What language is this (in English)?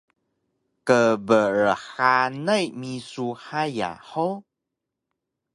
Taroko